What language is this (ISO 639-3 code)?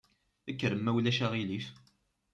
kab